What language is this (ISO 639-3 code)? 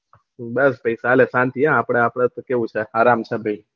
guj